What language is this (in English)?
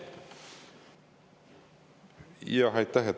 Estonian